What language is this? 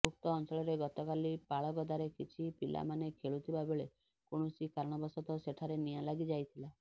Odia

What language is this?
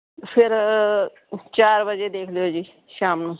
Punjabi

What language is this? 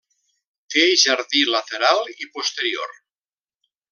Catalan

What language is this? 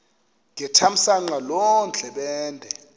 Xhosa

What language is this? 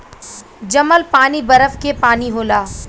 Bhojpuri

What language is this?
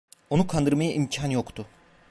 Turkish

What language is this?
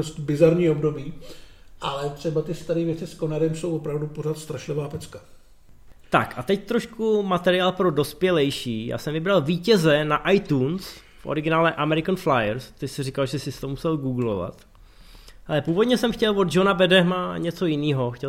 Czech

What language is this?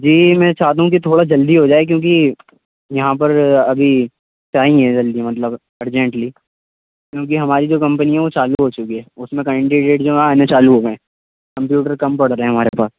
Urdu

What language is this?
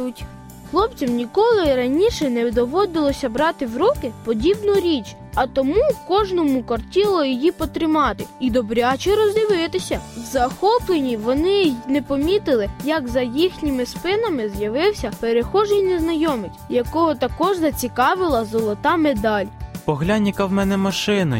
Ukrainian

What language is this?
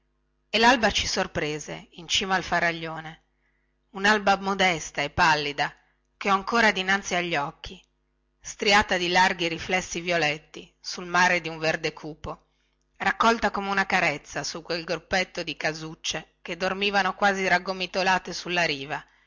Italian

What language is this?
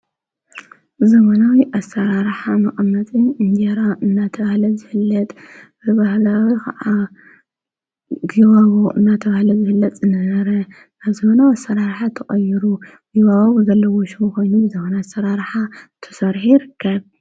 Tigrinya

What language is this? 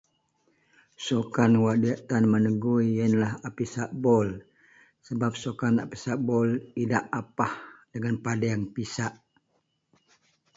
Central Melanau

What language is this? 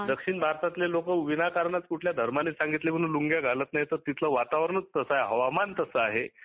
Marathi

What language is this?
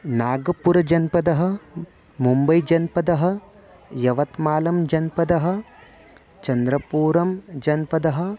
Sanskrit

